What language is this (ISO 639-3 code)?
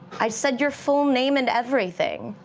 eng